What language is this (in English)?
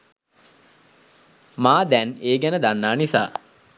Sinhala